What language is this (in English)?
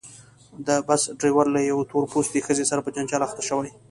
Pashto